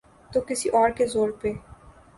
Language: Urdu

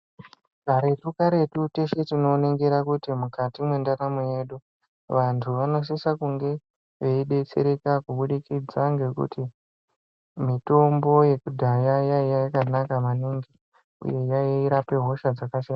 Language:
Ndau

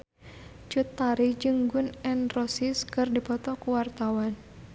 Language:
Sundanese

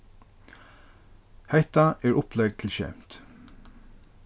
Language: Faroese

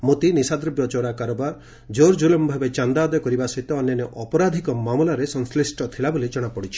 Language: Odia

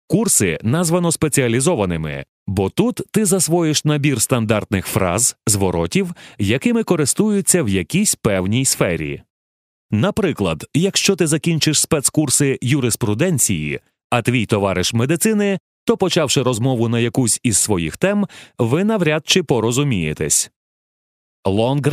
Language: Ukrainian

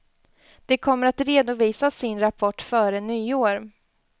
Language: Swedish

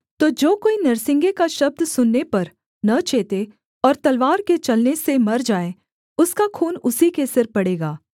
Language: Hindi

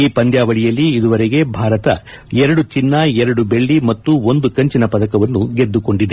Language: Kannada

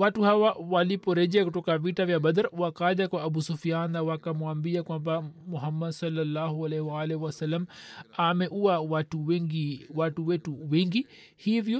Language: Swahili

